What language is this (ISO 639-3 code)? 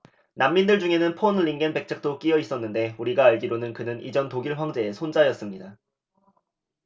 kor